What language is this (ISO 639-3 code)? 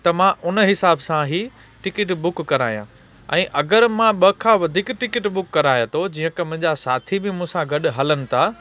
snd